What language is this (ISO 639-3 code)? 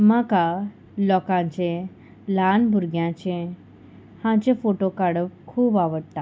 kok